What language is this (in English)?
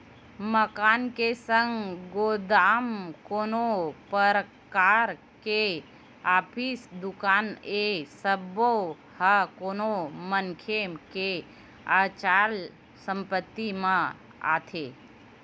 Chhattisgarhi